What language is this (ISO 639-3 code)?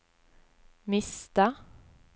nor